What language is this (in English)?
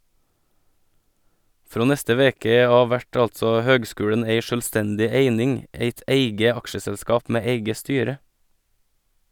Norwegian